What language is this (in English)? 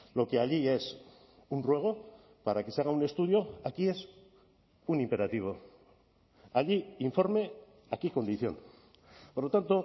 Spanish